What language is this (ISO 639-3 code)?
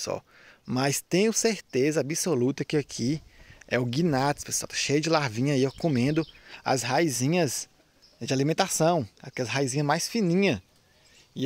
por